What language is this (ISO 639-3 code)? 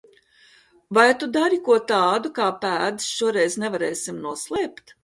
lav